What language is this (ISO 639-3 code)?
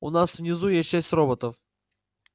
rus